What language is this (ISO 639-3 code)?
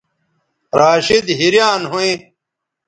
btv